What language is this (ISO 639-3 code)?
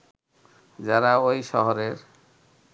ben